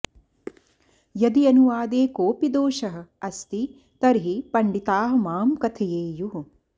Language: Sanskrit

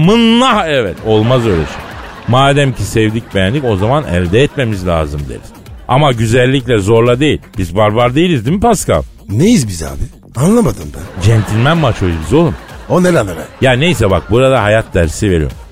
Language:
Turkish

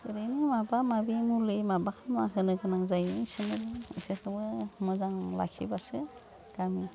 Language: Bodo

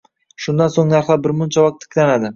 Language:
Uzbek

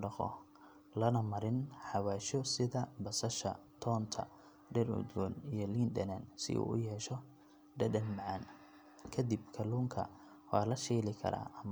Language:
Somali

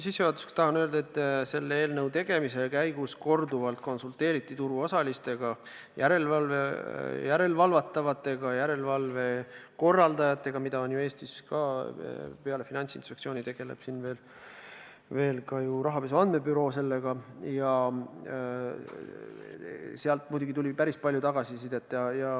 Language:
Estonian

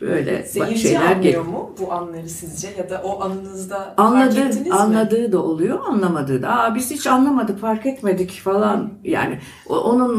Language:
Turkish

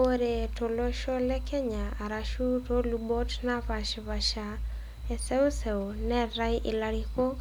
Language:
Masai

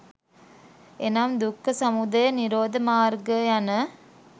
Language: Sinhala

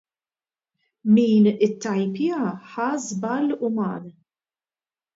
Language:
Maltese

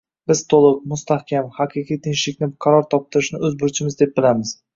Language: Uzbek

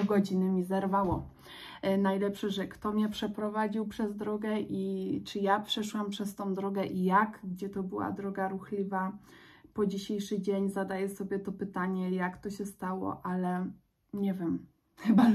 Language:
Polish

